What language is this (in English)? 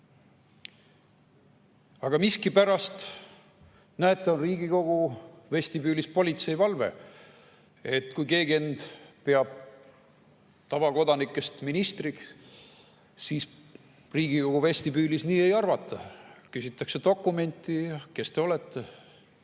Estonian